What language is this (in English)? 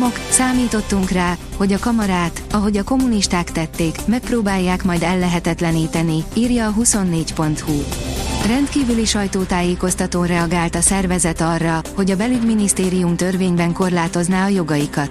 Hungarian